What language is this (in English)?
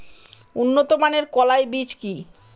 Bangla